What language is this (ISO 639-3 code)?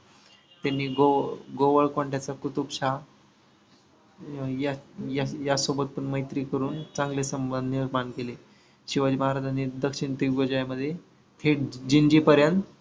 mar